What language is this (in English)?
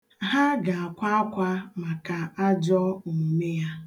Igbo